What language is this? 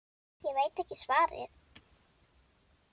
Icelandic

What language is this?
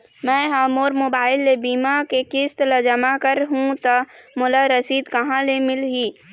Chhattisgarhi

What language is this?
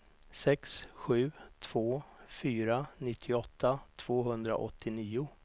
Swedish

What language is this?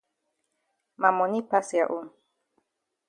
Cameroon Pidgin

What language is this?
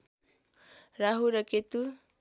Nepali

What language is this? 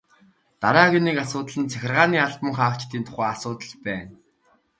Mongolian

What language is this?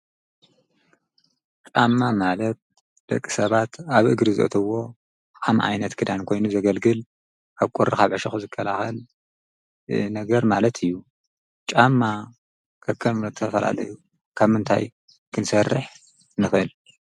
Tigrinya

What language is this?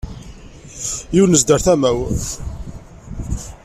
Kabyle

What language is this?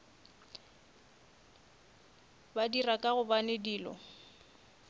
Northern Sotho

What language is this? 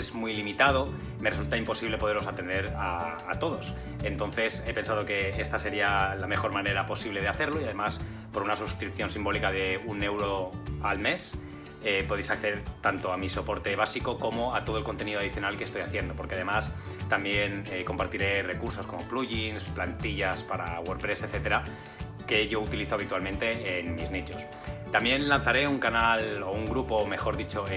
Spanish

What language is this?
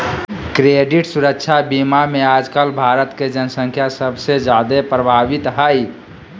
Magahi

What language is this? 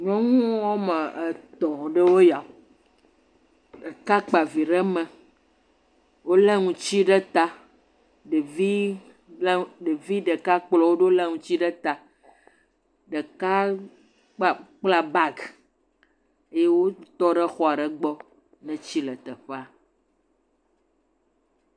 Ewe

